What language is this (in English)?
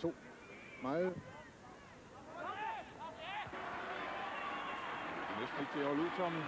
Danish